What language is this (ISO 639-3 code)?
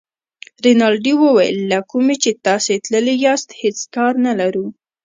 pus